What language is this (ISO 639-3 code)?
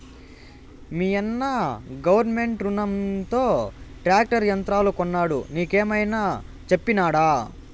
tel